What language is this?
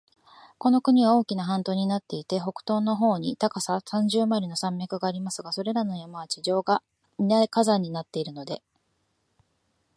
Japanese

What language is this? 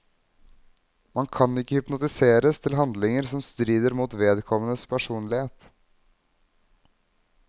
Norwegian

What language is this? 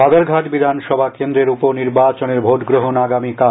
Bangla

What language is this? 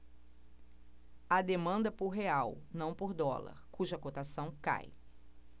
Portuguese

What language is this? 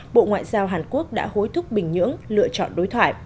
Vietnamese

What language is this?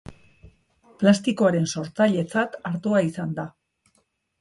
Basque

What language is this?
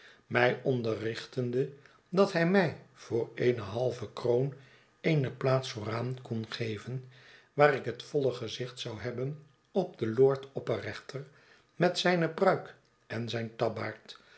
Dutch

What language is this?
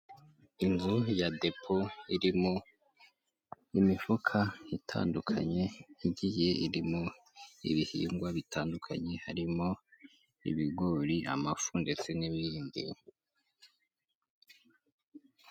Kinyarwanda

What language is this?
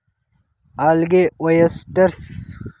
Kannada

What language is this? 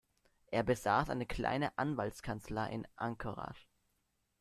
German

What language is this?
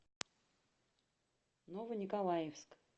Russian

